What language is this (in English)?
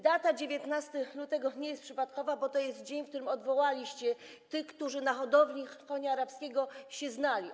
Polish